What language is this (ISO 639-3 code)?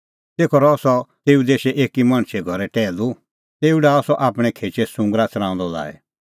kfx